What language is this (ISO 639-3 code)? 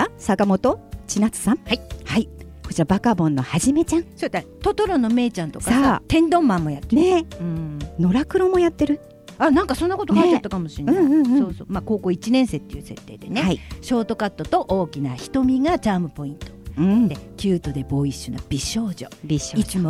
jpn